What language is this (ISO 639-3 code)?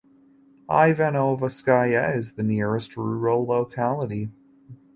eng